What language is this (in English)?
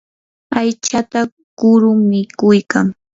Yanahuanca Pasco Quechua